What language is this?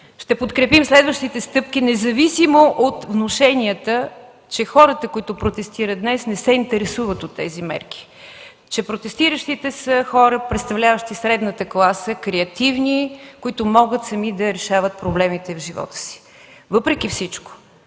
Bulgarian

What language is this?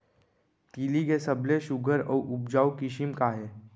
Chhattisgarhi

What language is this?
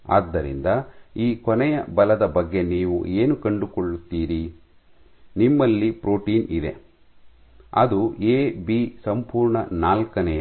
Kannada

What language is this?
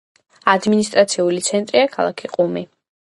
Georgian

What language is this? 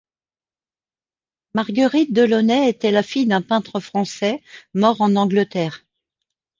French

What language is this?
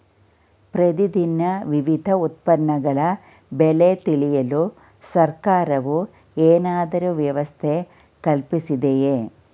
Kannada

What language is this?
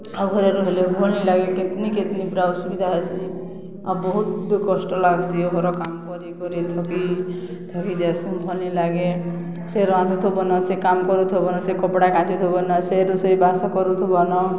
Odia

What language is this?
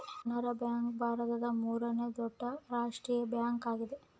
Kannada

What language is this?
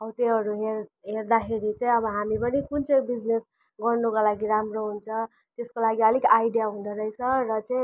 Nepali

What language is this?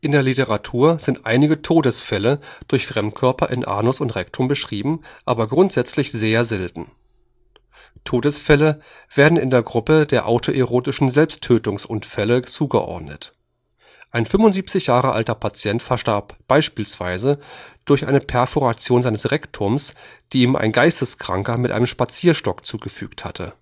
German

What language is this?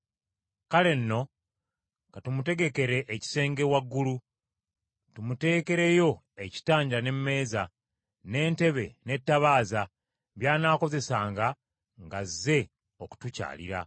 Ganda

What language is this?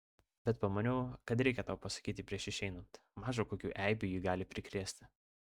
Lithuanian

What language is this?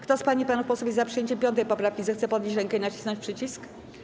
Polish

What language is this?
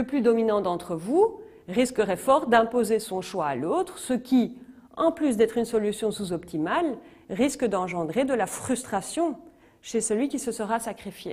French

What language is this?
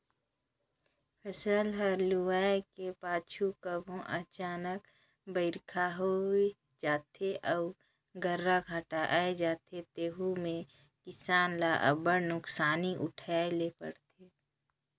Chhattisgarhi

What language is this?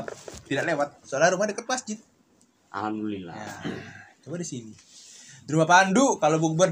Indonesian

